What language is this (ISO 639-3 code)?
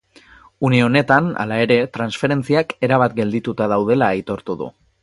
eus